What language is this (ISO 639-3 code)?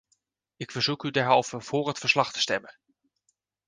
nld